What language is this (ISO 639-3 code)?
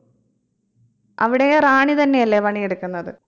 mal